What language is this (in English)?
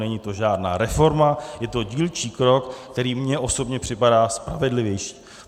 Czech